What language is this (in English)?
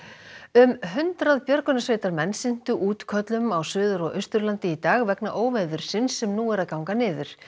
Icelandic